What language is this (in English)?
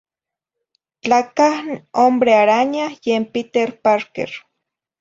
Zacatlán-Ahuacatlán-Tepetzintla Nahuatl